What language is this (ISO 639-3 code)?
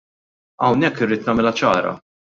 mlt